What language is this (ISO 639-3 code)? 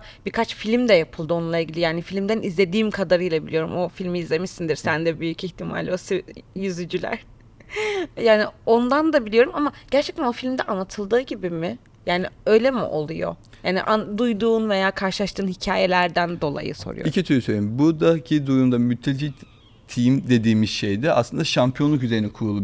tur